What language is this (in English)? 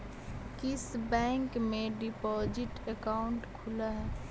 Magahi